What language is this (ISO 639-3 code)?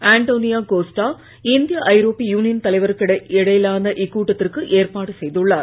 tam